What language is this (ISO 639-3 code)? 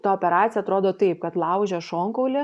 lit